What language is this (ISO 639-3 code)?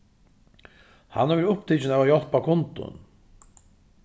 fao